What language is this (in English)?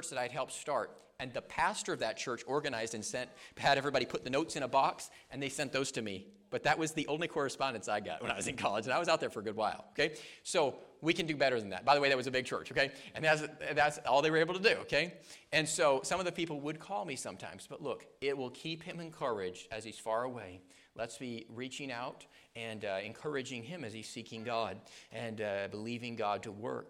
English